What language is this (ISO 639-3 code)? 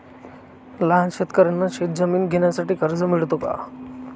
mar